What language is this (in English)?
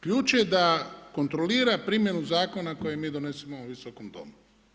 Croatian